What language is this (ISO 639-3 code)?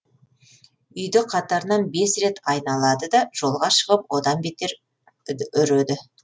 kaz